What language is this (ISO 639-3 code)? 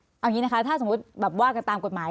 tha